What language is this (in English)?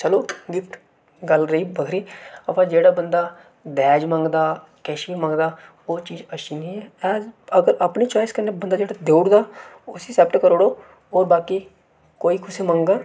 Dogri